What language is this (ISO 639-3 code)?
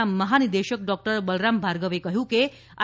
guj